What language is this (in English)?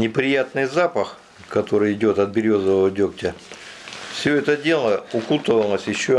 Russian